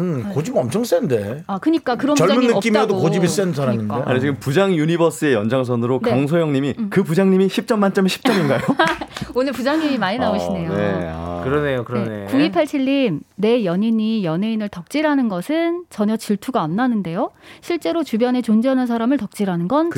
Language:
Korean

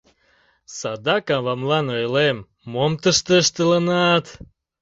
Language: Mari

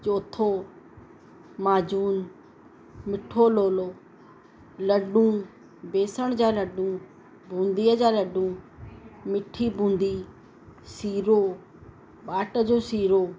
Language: Sindhi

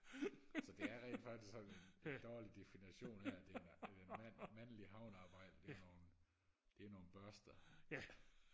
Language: Danish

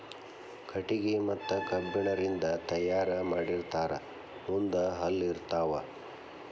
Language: Kannada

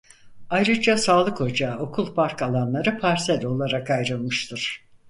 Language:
Turkish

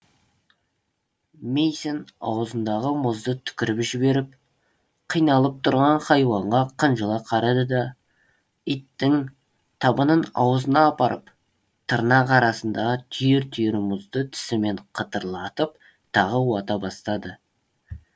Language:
Kazakh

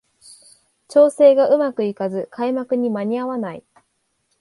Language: Japanese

